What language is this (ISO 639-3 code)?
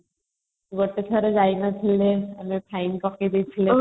ori